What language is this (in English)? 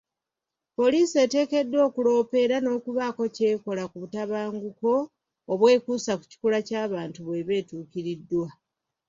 Ganda